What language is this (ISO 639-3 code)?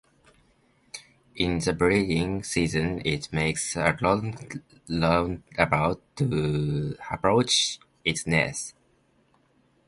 eng